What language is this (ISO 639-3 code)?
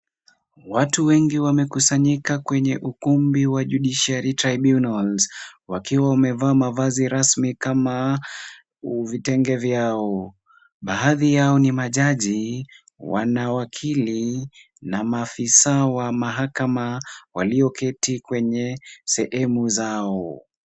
swa